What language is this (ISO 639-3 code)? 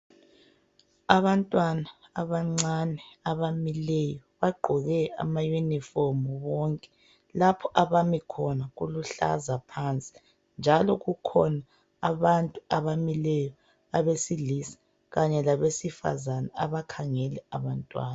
nde